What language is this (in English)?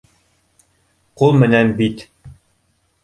Bashkir